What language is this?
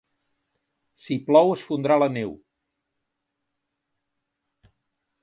Catalan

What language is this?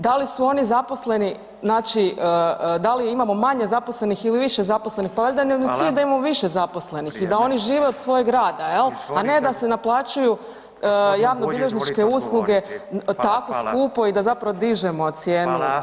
Croatian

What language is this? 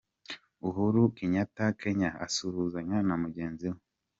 Kinyarwanda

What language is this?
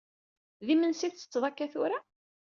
Kabyle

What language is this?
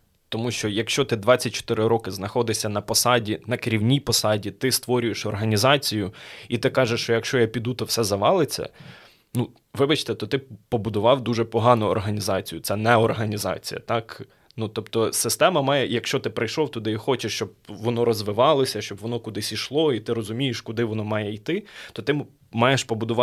Ukrainian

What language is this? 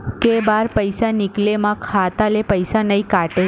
Chhattisgarhi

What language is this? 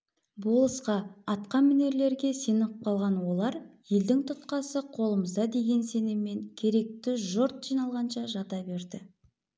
Kazakh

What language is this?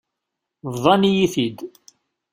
Kabyle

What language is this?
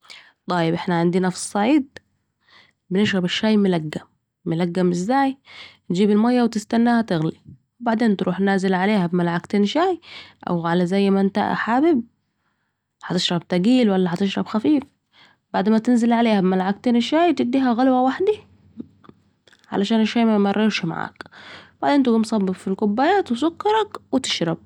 Saidi Arabic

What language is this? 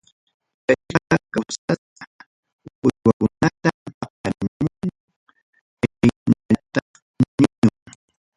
Ayacucho Quechua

